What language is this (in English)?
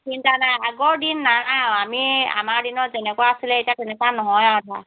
Assamese